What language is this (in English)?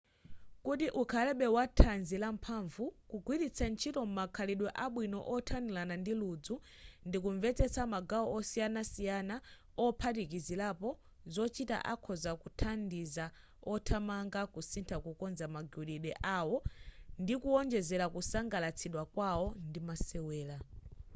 Nyanja